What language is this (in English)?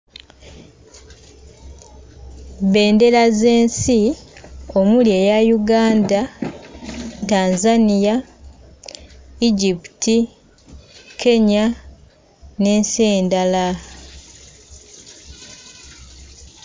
Ganda